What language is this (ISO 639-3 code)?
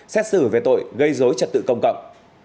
vie